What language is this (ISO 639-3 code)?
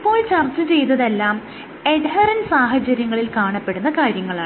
mal